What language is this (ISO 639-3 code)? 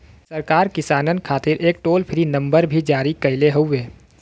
bho